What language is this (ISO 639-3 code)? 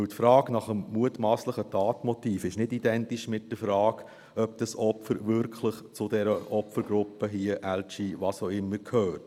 gsw